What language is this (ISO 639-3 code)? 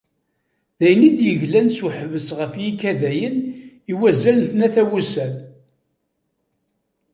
kab